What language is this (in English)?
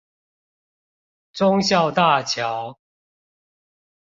Chinese